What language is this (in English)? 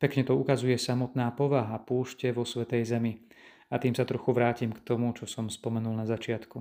Slovak